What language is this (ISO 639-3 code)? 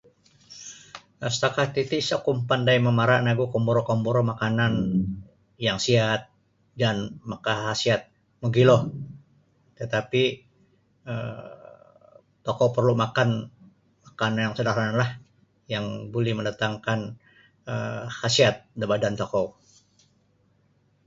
bsy